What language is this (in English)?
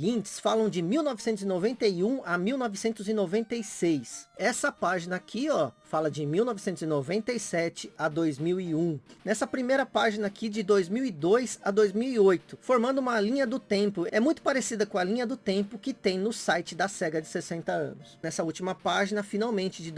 Portuguese